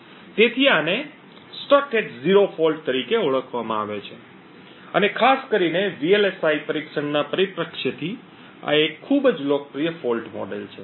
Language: Gujarati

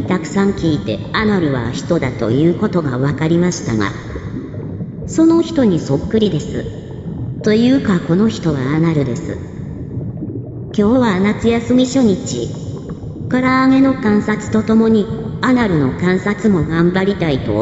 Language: Japanese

